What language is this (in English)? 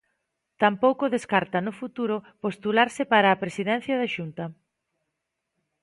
Galician